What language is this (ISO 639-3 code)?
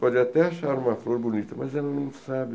por